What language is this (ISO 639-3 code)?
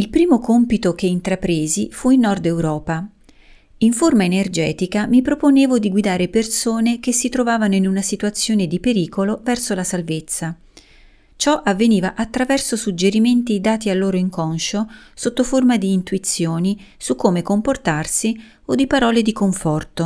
ita